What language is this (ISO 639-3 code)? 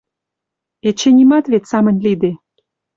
mrj